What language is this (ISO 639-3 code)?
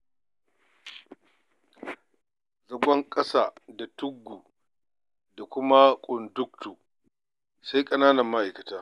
hau